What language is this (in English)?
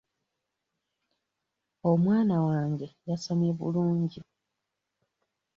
Ganda